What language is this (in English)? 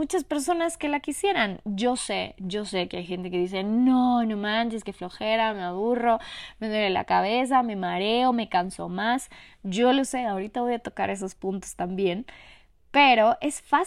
Spanish